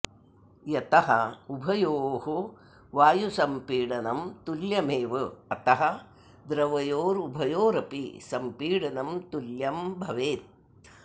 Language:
Sanskrit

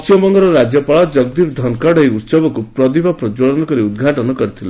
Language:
Odia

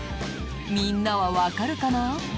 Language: Japanese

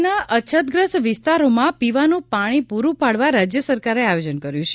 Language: Gujarati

